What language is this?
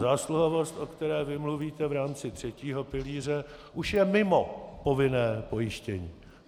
Czech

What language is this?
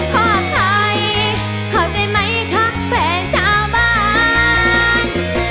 Thai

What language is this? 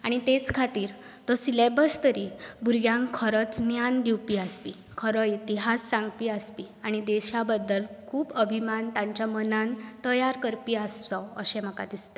Konkani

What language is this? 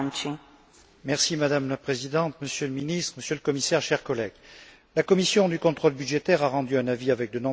French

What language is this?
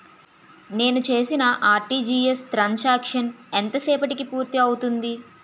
Telugu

